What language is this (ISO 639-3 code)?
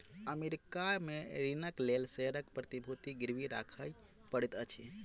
mai